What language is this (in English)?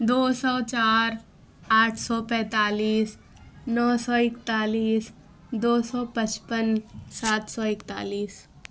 Urdu